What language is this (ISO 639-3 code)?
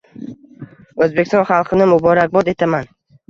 uzb